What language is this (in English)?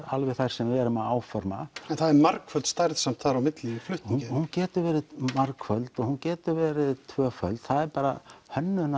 Icelandic